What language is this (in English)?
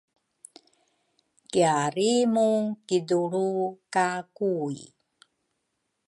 Rukai